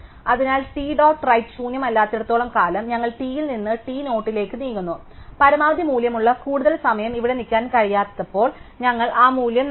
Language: Malayalam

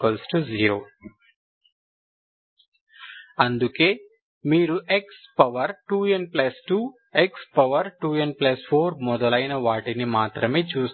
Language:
Telugu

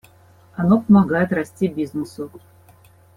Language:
Russian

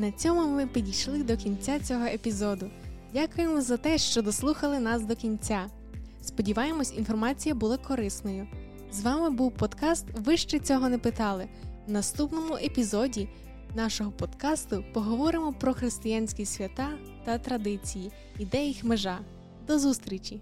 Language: Ukrainian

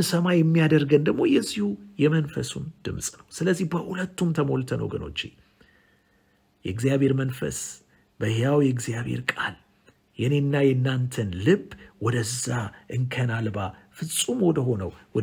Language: Arabic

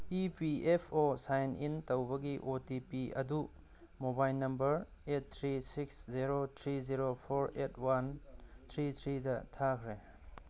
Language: Manipuri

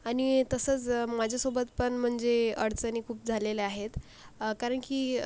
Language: Marathi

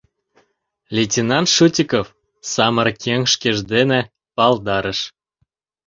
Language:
Mari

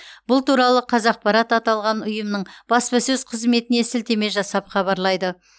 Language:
Kazakh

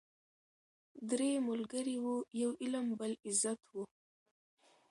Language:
Pashto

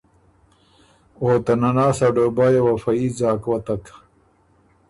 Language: Ormuri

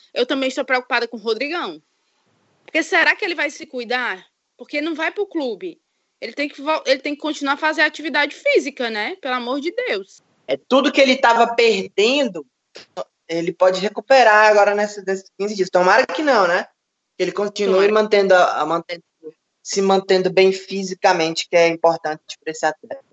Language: Portuguese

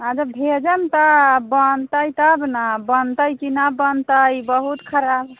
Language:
Maithili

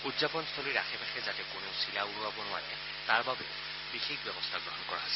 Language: Assamese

